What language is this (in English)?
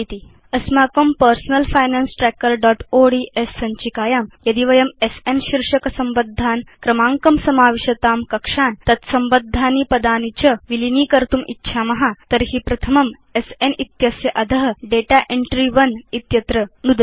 Sanskrit